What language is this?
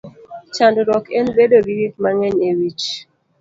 Luo (Kenya and Tanzania)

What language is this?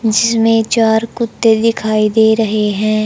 Hindi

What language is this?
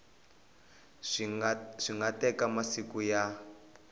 Tsonga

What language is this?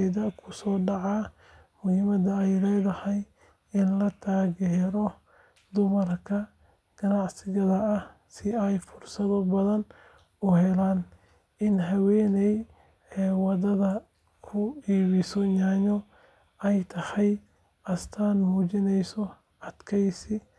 Somali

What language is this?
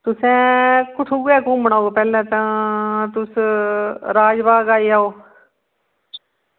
Dogri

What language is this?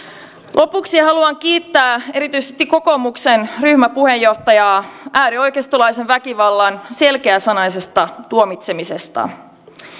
Finnish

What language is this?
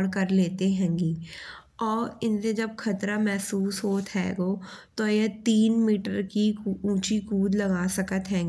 Bundeli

